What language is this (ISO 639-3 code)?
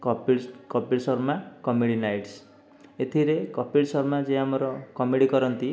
ori